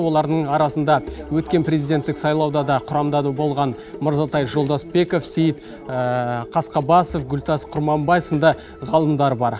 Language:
Kazakh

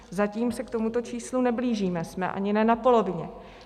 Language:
Czech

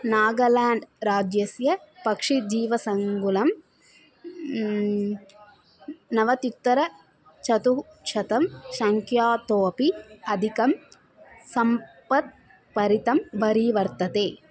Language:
Sanskrit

